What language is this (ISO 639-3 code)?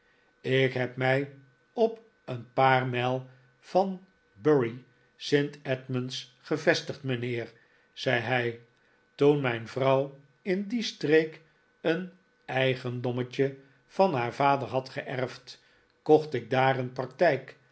nld